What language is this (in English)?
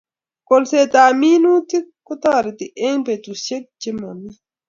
Kalenjin